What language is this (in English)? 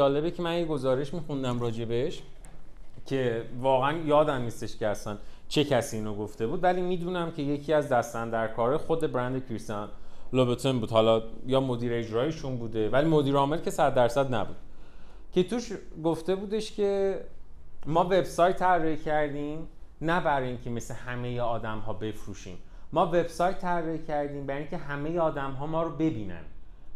Persian